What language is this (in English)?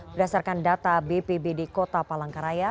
Indonesian